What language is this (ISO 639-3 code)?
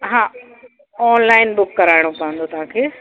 snd